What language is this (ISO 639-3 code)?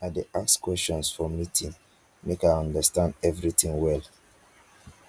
pcm